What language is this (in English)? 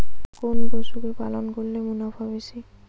Bangla